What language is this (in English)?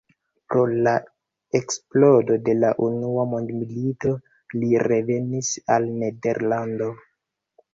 Esperanto